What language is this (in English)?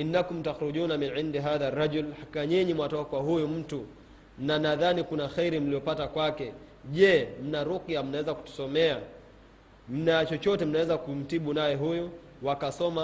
Swahili